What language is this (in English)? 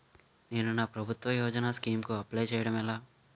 Telugu